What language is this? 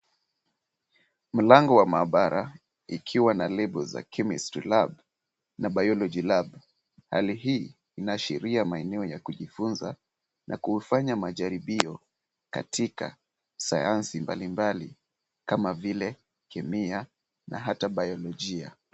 Swahili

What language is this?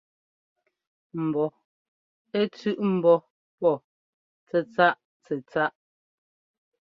Ngomba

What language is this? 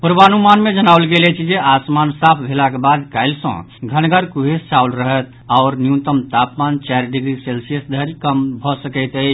Maithili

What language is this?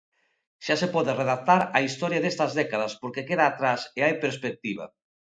Galician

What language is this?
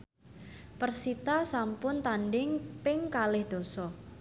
Javanese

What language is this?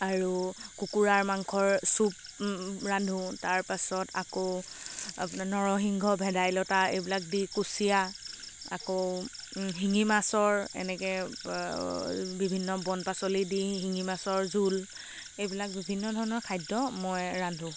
Assamese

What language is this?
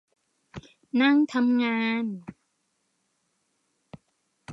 Thai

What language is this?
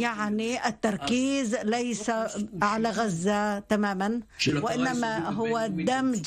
Arabic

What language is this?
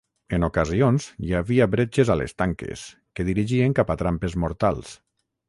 Catalan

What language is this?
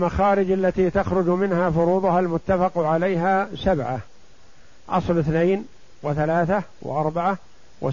Arabic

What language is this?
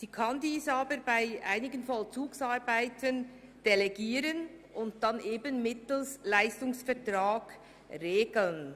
Swiss German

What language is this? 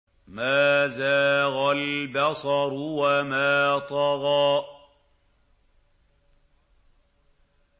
Arabic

